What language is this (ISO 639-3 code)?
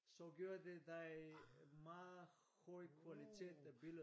dan